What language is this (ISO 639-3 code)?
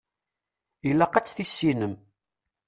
kab